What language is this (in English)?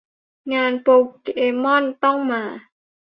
Thai